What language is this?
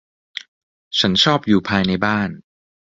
Thai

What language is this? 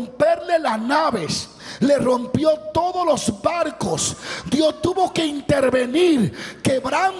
Spanish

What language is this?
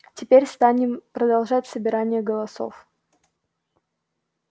Russian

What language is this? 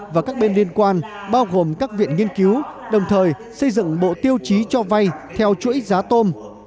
Vietnamese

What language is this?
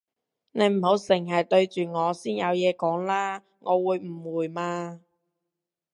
Cantonese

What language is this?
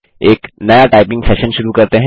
Hindi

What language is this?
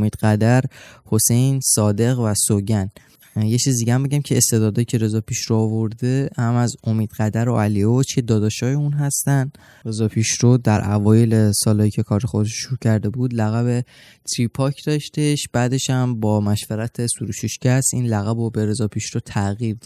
Persian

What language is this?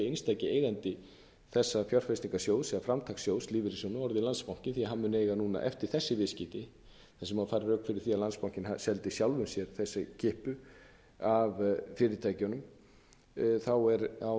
Icelandic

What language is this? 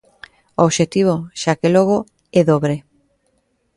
Galician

